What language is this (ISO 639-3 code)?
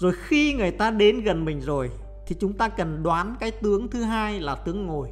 vie